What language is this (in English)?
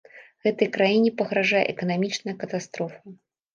Belarusian